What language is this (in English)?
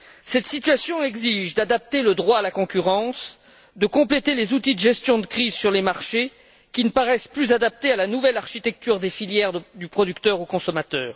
French